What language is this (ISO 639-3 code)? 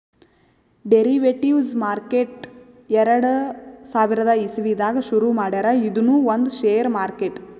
kan